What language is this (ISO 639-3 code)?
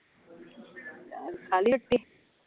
pan